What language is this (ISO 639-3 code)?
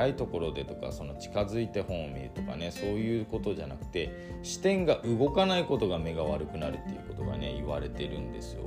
jpn